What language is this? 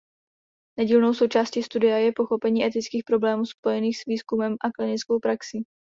Czech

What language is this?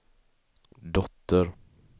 Swedish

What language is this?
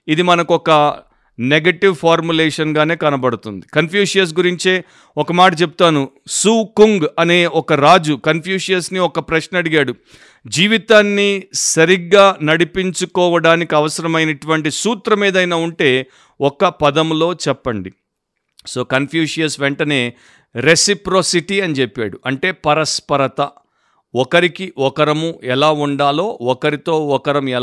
Telugu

